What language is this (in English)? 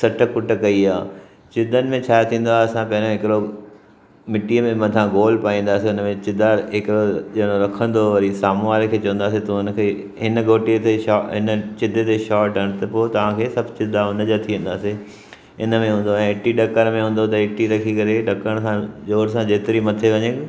Sindhi